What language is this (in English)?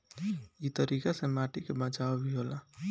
Bhojpuri